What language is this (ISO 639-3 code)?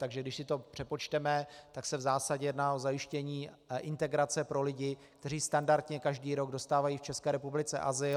ces